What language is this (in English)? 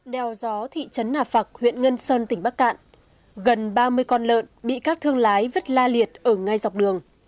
Vietnamese